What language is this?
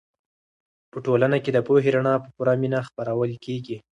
Pashto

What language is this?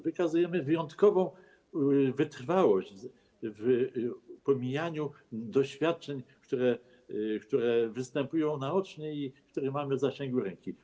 Polish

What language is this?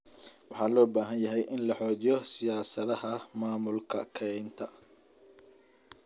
Somali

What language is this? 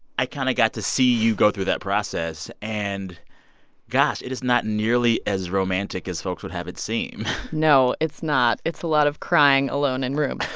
English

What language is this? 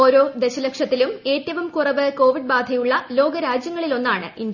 Malayalam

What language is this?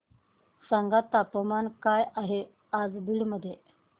Marathi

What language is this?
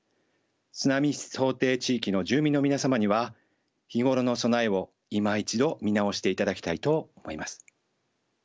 Japanese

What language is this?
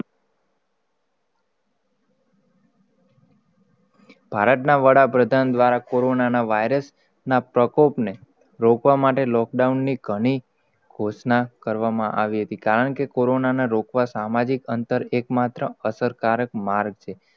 Gujarati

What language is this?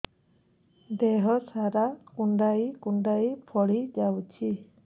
Odia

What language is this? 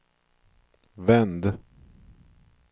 Swedish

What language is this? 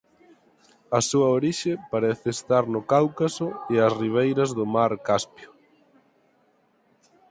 Galician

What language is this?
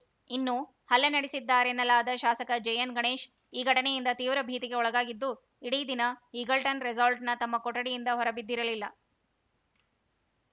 Kannada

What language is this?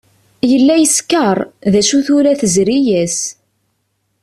Kabyle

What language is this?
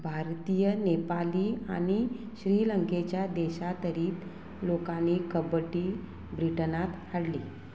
Konkani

